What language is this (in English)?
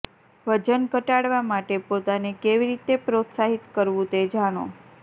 Gujarati